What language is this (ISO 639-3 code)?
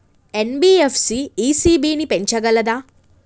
tel